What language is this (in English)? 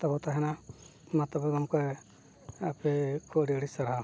Santali